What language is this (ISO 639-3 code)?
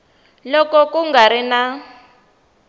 tso